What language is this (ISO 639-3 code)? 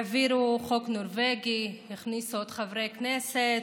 heb